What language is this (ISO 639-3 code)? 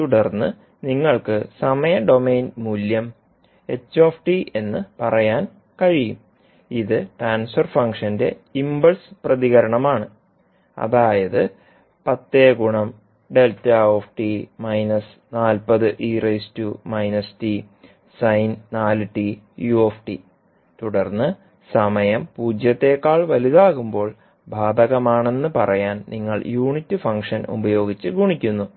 mal